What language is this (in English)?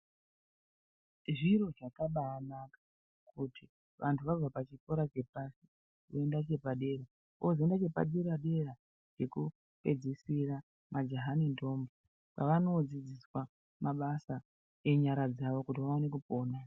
Ndau